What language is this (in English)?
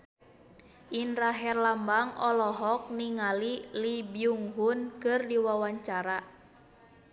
Sundanese